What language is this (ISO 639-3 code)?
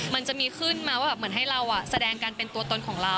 tha